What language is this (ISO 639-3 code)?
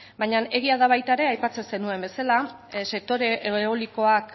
eus